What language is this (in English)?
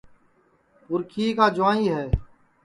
Sansi